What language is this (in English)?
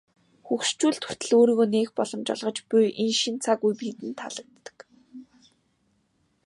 Mongolian